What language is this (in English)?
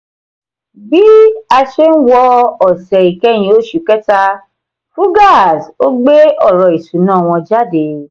Yoruba